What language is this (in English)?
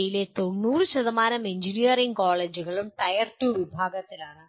Malayalam